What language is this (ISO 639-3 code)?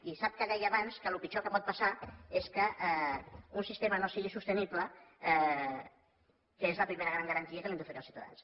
cat